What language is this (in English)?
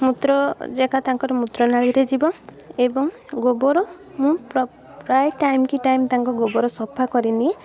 Odia